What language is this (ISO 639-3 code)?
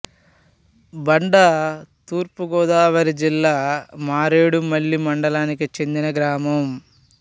tel